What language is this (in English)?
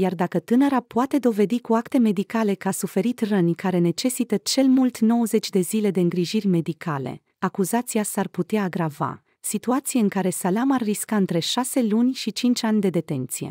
Romanian